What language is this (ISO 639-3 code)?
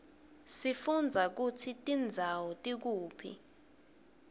ssw